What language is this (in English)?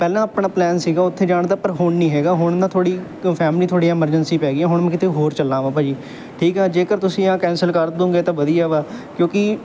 Punjabi